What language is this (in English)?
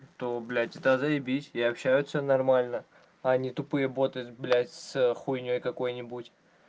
Russian